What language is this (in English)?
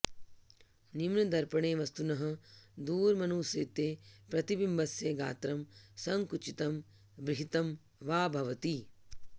Sanskrit